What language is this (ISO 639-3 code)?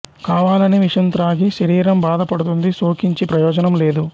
tel